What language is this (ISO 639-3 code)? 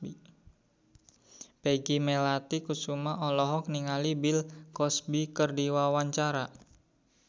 sun